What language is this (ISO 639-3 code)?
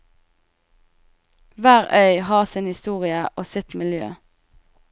nor